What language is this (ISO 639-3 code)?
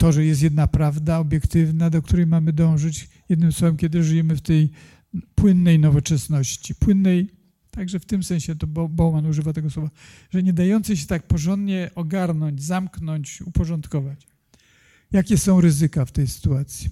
pol